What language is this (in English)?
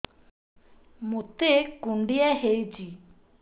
Odia